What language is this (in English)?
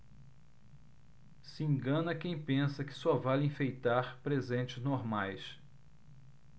Portuguese